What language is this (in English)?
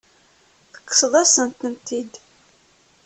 Kabyle